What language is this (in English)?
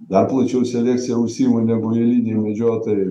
Lithuanian